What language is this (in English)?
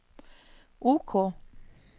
Norwegian